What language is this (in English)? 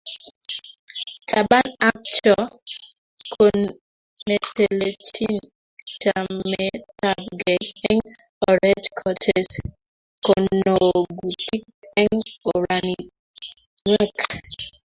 Kalenjin